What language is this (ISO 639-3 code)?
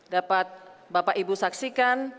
ind